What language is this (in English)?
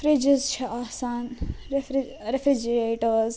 Kashmiri